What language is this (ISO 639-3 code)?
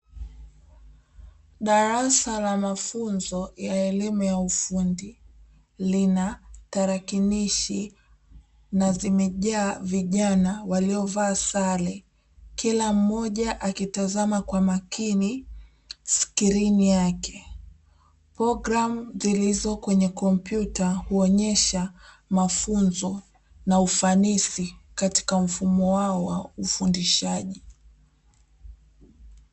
swa